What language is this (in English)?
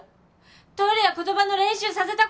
Japanese